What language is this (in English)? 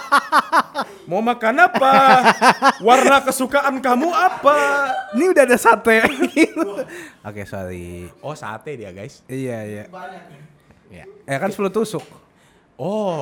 Indonesian